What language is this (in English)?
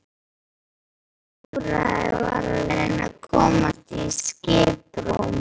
Icelandic